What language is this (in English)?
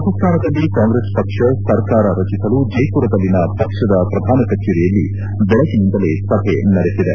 Kannada